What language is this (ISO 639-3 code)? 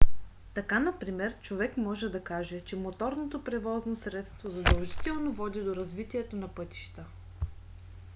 bul